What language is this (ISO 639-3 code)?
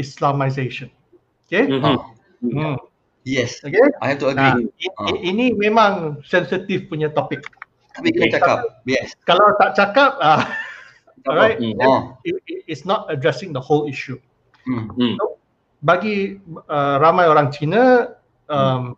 msa